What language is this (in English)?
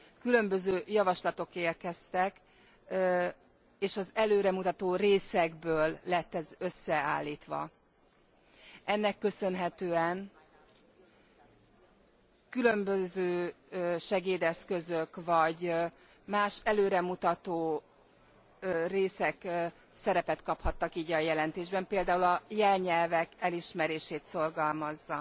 Hungarian